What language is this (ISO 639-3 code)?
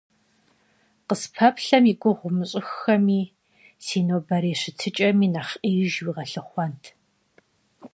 kbd